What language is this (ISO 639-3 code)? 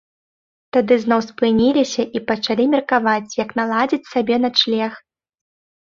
bel